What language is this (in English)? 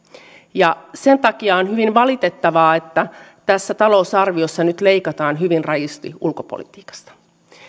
Finnish